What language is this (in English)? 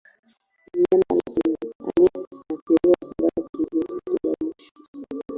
Swahili